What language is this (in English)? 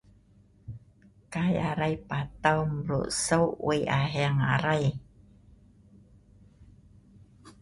Sa'ban